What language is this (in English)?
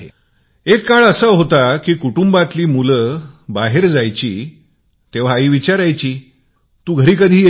Marathi